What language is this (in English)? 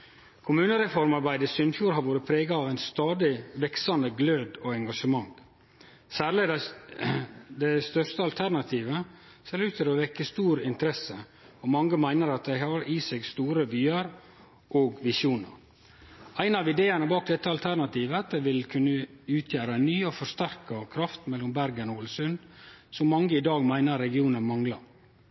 Norwegian Nynorsk